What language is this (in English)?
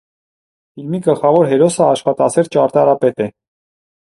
Armenian